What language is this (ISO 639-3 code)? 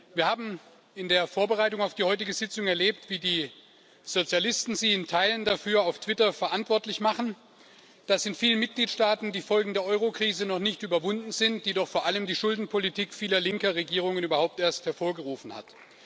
deu